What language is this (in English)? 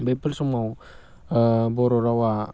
Bodo